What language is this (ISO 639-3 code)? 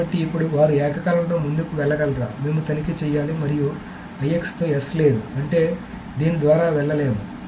tel